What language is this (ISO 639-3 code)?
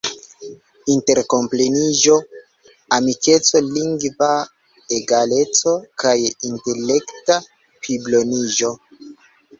epo